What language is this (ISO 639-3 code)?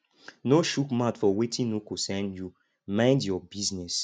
pcm